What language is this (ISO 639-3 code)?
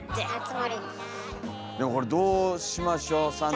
jpn